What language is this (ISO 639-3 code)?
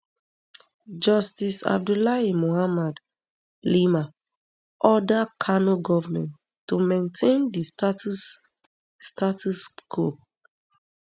pcm